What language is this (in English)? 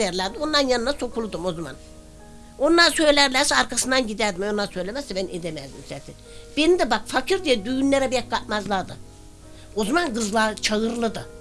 Turkish